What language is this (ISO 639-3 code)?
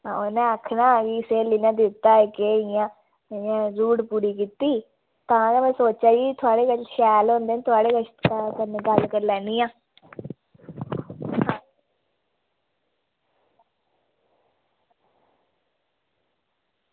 doi